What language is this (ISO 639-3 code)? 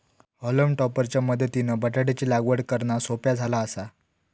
mar